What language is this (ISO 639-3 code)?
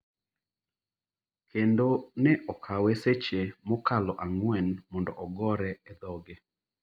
luo